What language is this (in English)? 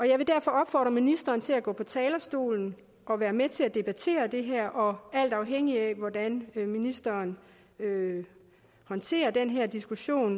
Danish